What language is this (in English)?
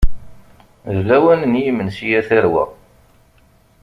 Kabyle